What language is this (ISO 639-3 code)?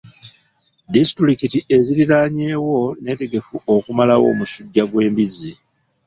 lug